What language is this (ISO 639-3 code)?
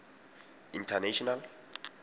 tsn